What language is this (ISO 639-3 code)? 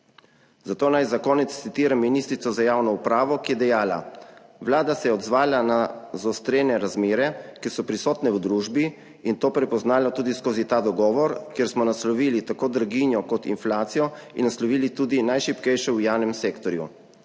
slv